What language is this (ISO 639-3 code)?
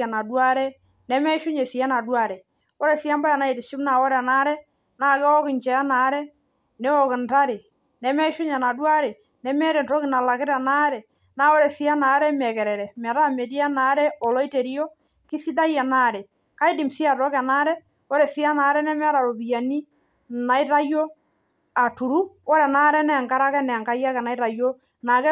mas